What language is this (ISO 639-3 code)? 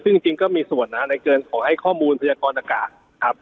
tha